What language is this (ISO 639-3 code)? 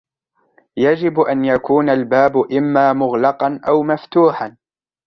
ara